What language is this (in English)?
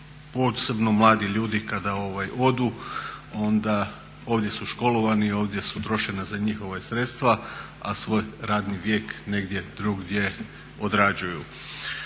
Croatian